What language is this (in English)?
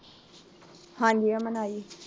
Punjabi